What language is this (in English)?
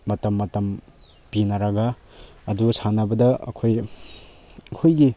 Manipuri